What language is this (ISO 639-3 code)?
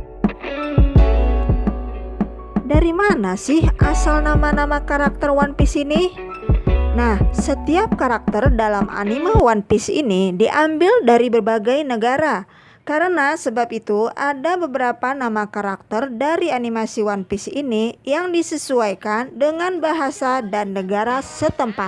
ind